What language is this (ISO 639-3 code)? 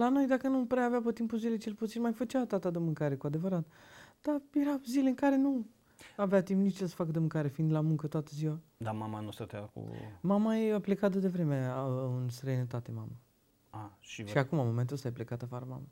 ron